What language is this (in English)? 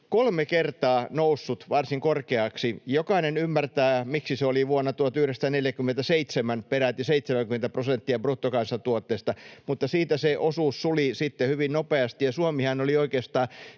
Finnish